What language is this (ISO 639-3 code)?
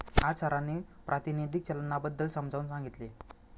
mar